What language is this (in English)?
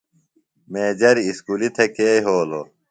Phalura